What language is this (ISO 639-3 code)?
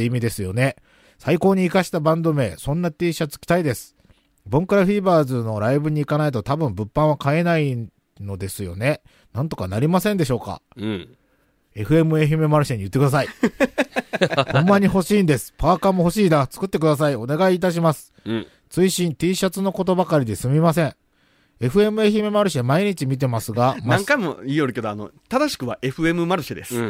jpn